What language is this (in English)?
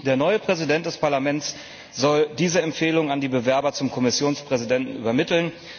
German